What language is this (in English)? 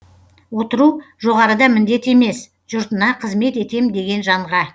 Kazakh